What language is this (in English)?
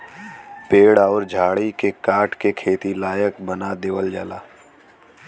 Bhojpuri